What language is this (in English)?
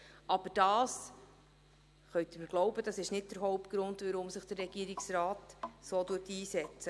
Swiss German